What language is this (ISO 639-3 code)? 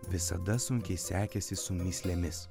lit